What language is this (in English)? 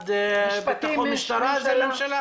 Hebrew